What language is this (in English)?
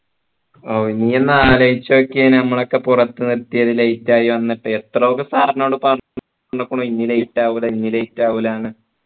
Malayalam